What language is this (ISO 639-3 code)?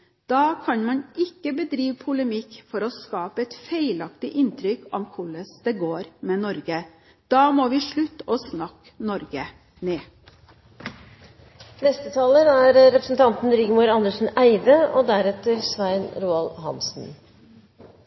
nob